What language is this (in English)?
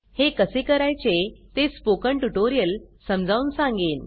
Marathi